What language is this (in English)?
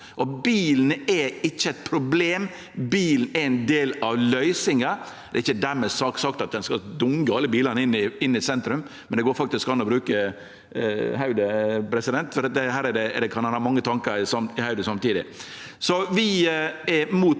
Norwegian